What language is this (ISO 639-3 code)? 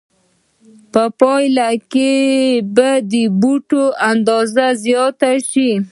pus